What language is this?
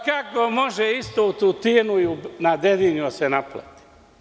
Serbian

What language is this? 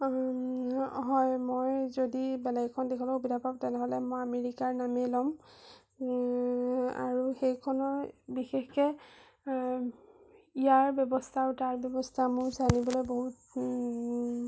Assamese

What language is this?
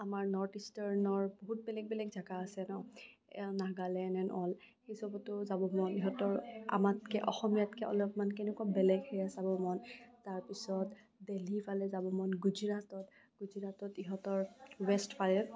Assamese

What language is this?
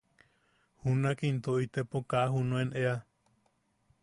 Yaqui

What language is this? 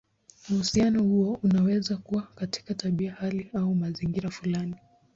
Swahili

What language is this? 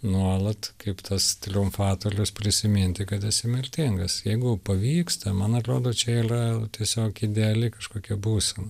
Lithuanian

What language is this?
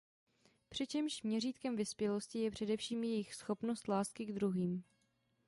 Czech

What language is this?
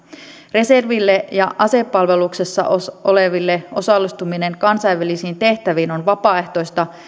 Finnish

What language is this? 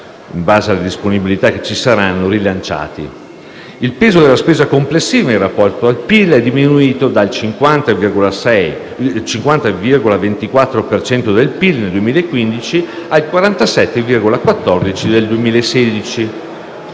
Italian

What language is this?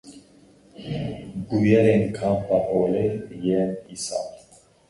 Kurdish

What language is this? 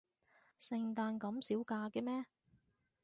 Cantonese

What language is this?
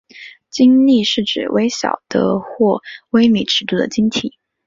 Chinese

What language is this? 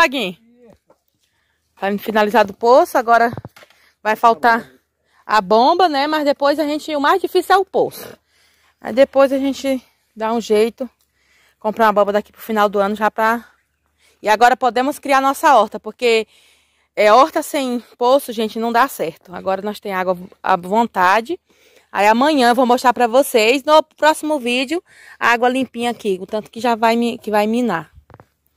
Portuguese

